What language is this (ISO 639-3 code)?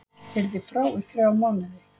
isl